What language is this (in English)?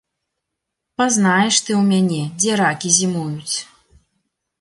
Belarusian